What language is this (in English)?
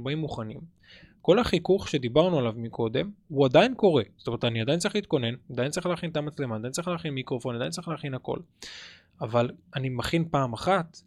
Hebrew